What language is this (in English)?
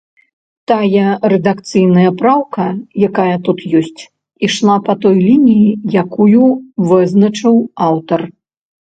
Belarusian